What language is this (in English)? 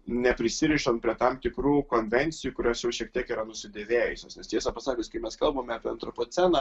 Lithuanian